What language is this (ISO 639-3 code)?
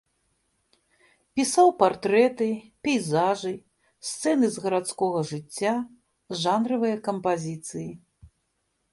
bel